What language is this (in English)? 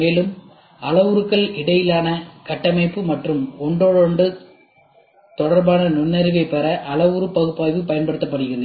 Tamil